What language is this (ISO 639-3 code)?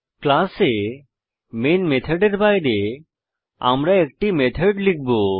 ben